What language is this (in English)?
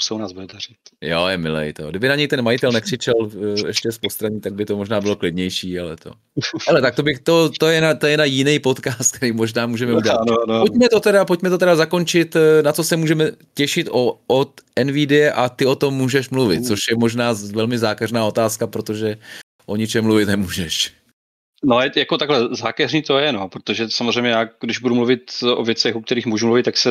Czech